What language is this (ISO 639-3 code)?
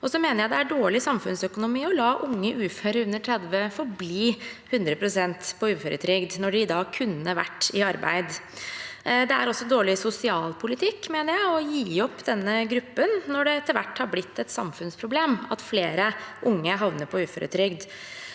nor